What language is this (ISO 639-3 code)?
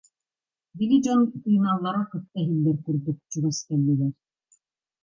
sah